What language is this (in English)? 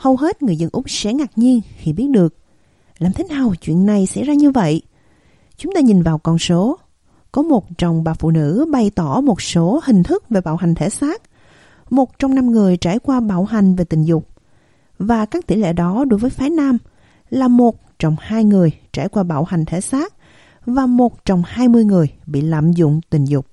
Vietnamese